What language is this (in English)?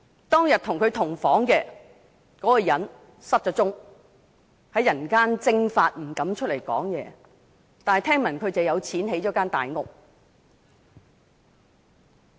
Cantonese